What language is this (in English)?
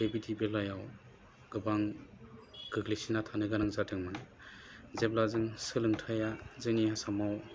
Bodo